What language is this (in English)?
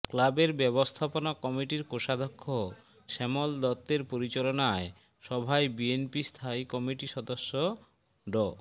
Bangla